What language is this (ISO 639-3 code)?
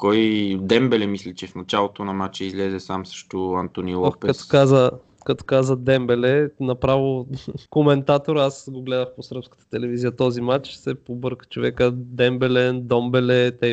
bul